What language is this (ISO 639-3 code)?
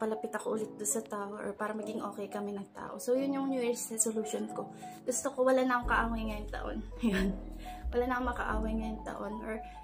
fil